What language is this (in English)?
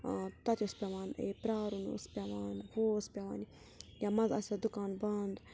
Kashmiri